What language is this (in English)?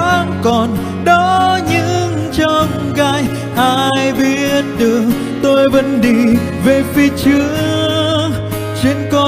Vietnamese